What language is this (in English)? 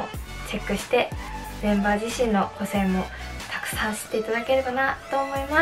Japanese